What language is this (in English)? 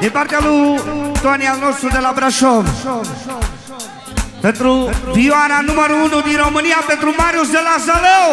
Romanian